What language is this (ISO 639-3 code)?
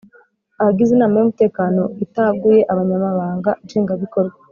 kin